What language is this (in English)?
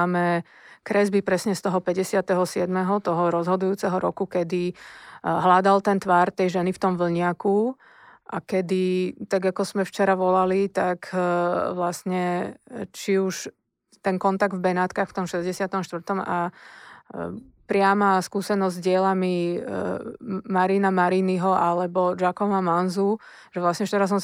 Slovak